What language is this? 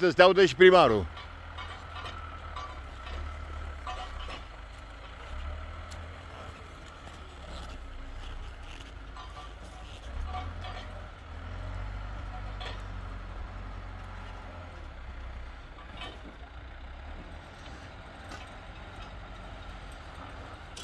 Romanian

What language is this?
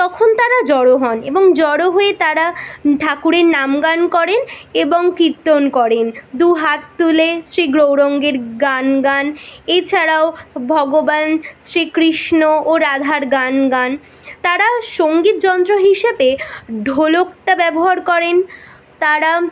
Bangla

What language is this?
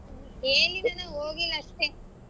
Kannada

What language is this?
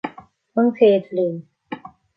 Irish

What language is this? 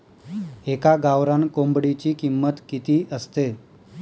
Marathi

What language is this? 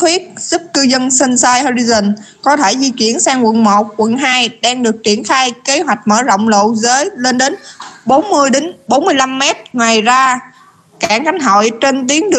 Vietnamese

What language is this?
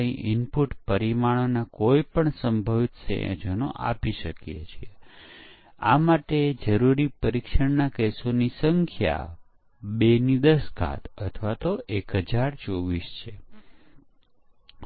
Gujarati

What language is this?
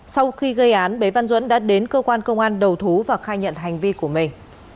Vietnamese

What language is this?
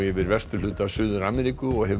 Icelandic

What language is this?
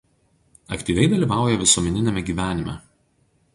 Lithuanian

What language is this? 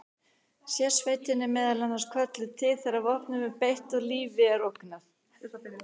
Icelandic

